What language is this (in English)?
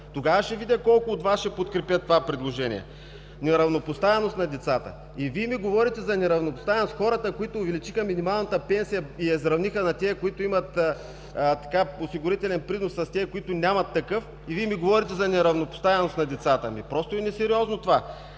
Bulgarian